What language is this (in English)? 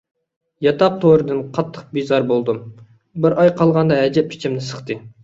Uyghur